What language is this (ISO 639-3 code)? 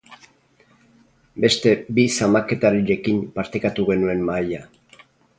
eus